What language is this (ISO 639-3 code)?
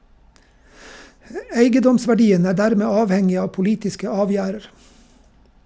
nor